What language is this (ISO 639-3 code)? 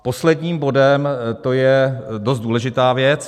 ces